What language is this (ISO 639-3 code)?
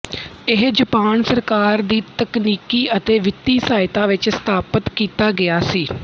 pan